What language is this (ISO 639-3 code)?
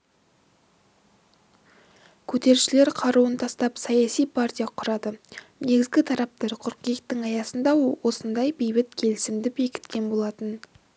kaz